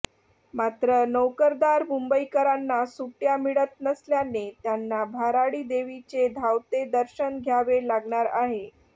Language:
Marathi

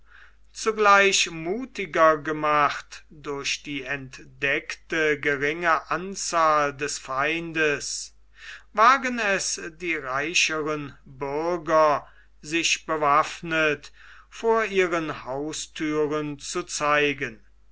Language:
German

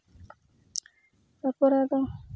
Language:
Santali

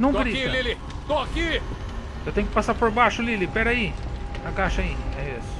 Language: Portuguese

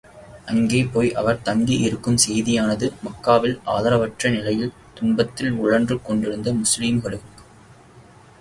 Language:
Tamil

